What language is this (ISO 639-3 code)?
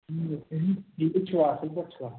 kas